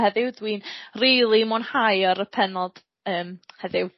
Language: Welsh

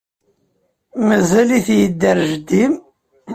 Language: Kabyle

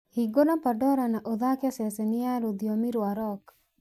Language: Kikuyu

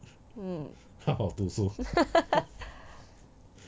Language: English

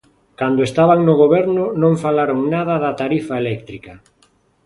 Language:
Galician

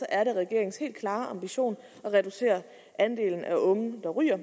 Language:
Danish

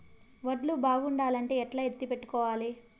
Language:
Telugu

